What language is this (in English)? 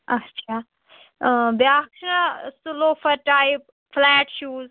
Kashmiri